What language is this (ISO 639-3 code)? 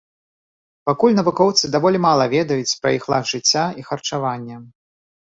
bel